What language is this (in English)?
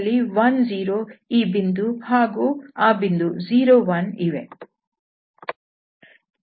Kannada